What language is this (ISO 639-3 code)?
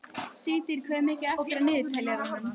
isl